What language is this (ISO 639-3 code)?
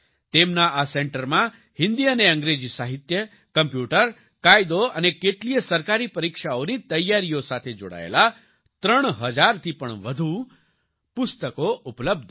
guj